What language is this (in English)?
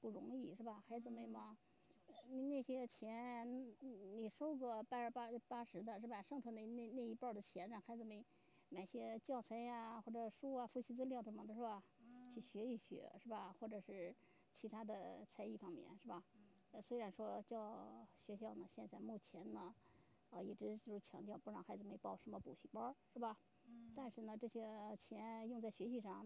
Chinese